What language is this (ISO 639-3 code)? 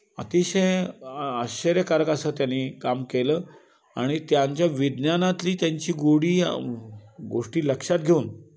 mar